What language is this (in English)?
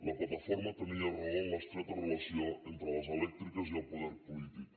Catalan